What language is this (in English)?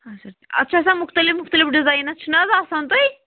Kashmiri